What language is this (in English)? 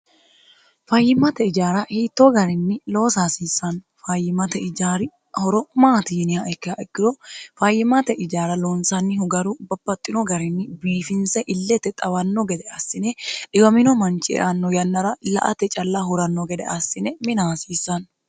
Sidamo